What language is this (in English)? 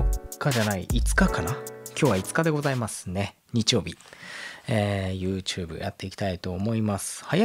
Japanese